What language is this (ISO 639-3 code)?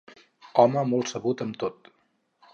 cat